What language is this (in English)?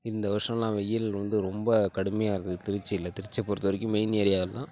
Tamil